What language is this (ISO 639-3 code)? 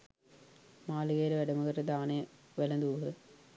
sin